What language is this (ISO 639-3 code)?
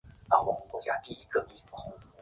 zho